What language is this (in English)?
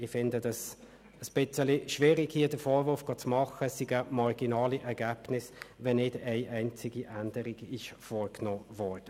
Swiss German